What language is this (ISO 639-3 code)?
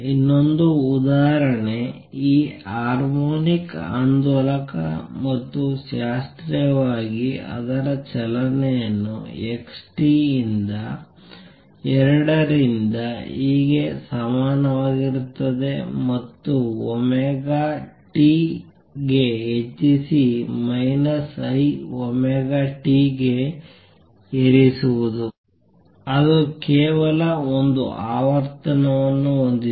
kan